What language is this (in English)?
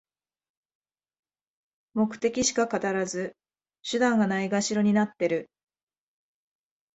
Japanese